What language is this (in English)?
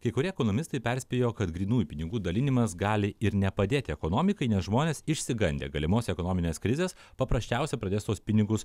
Lithuanian